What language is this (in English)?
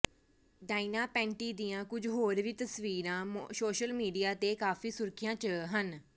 Punjabi